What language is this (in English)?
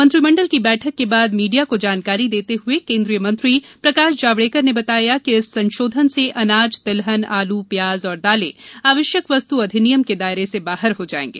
Hindi